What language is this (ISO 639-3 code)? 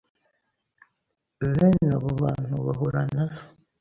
kin